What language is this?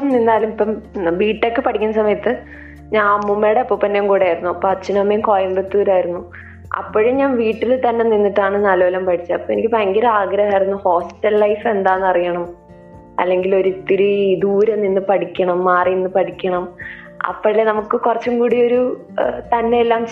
Malayalam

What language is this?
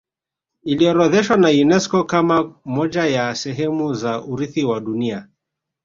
Swahili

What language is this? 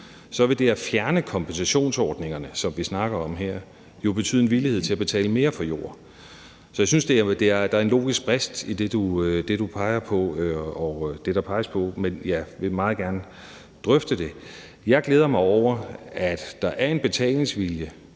Danish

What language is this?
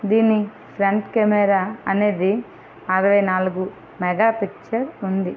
Telugu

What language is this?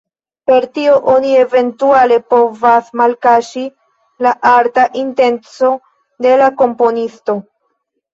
Esperanto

